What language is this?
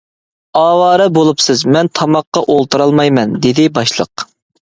Uyghur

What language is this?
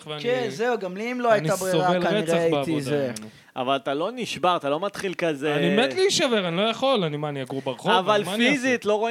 Hebrew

